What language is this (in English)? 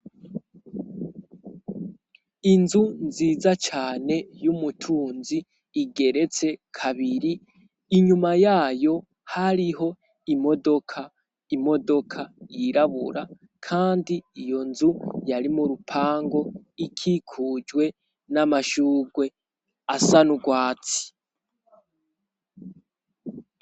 Rundi